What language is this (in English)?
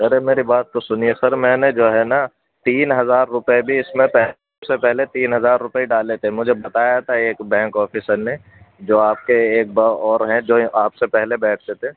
Urdu